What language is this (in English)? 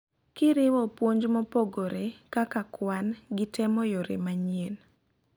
Luo (Kenya and Tanzania)